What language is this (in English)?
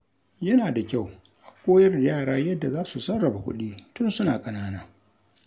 Hausa